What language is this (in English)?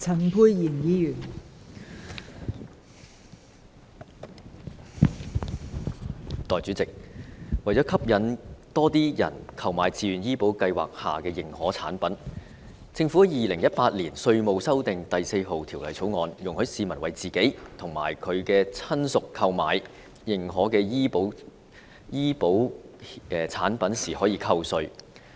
Cantonese